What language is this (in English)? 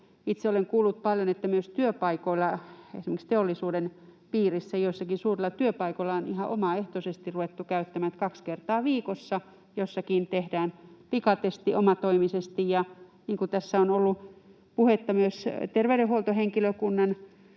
Finnish